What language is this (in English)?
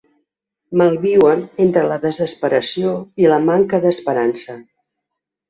Catalan